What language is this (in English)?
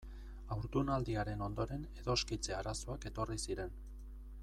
Basque